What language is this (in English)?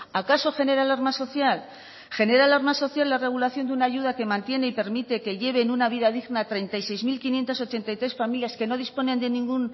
Spanish